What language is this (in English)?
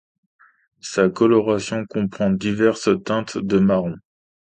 French